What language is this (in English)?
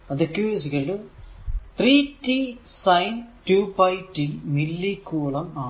Malayalam